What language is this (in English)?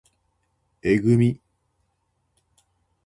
Japanese